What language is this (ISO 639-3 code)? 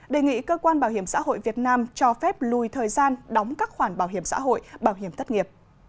vie